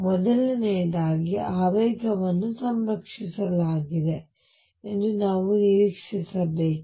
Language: Kannada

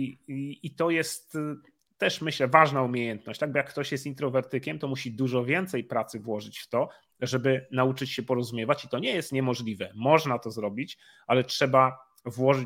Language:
Polish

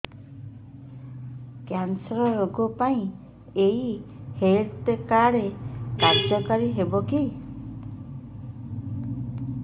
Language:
Odia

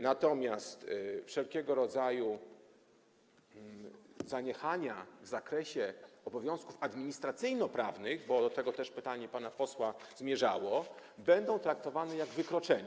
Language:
Polish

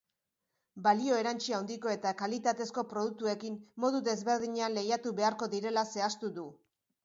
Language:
Basque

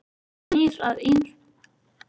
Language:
Icelandic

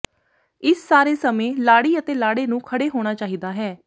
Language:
Punjabi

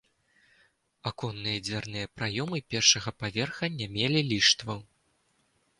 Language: Belarusian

